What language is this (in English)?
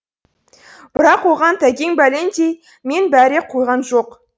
Kazakh